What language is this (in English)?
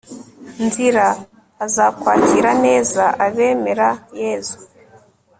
Kinyarwanda